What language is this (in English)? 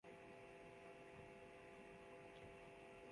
Thai